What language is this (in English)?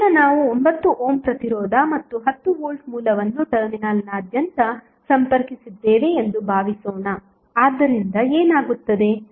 Kannada